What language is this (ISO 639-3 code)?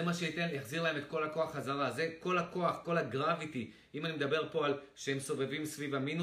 heb